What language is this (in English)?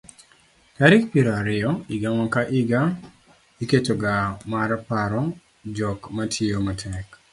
Luo (Kenya and Tanzania)